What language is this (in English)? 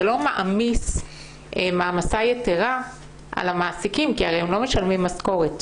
Hebrew